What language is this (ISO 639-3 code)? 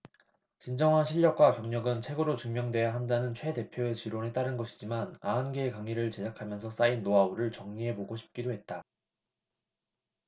kor